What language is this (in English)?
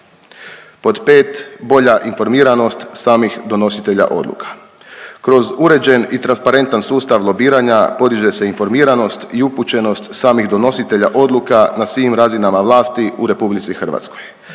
Croatian